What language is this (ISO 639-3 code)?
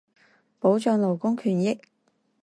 zho